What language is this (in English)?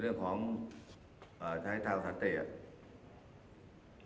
Thai